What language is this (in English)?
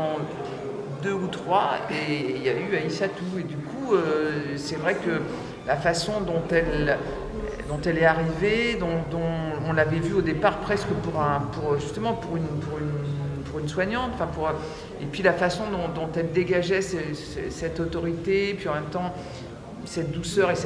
French